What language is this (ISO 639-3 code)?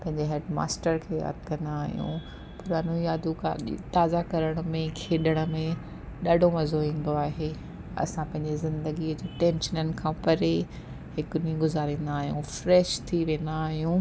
snd